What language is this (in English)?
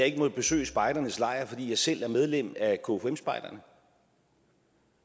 Danish